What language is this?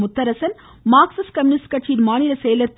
Tamil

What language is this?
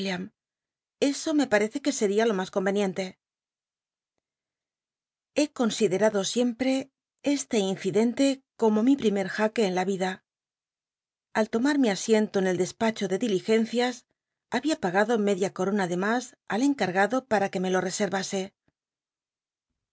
Spanish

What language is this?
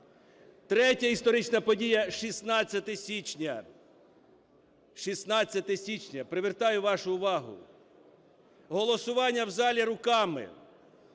Ukrainian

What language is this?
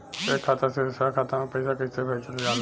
Bhojpuri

